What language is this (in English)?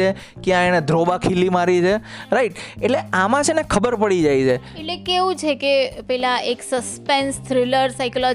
Gujarati